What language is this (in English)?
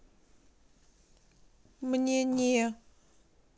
Russian